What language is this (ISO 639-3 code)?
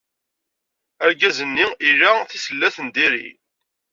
kab